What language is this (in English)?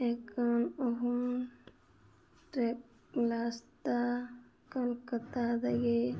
Manipuri